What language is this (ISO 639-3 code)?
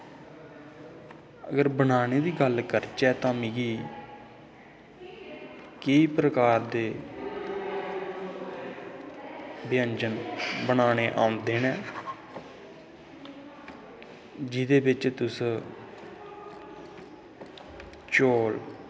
doi